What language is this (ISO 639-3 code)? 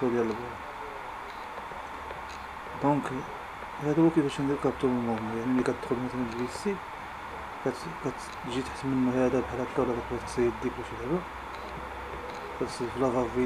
ara